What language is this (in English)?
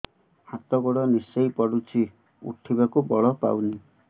Odia